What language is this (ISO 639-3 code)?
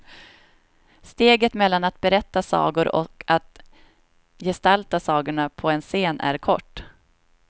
swe